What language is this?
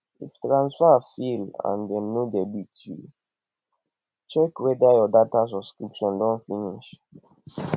Nigerian Pidgin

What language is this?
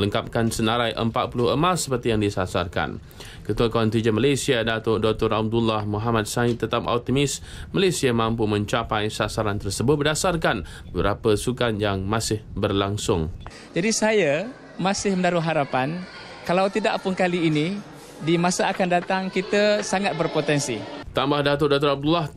Malay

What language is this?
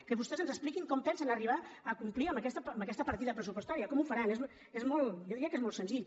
Catalan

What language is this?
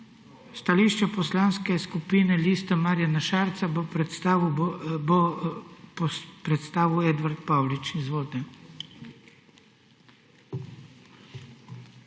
Slovenian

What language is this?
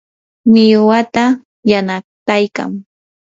Yanahuanca Pasco Quechua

